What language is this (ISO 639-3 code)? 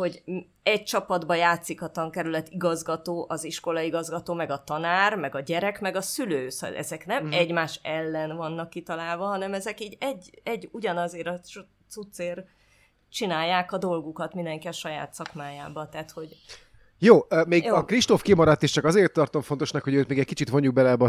hun